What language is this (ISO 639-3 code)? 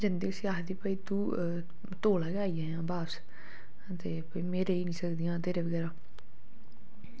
doi